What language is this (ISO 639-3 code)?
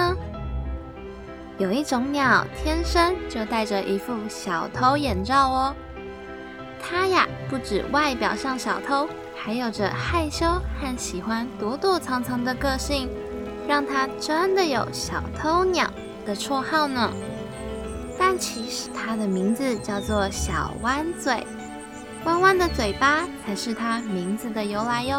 zho